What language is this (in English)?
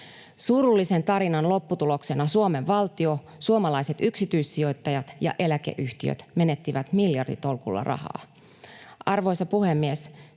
Finnish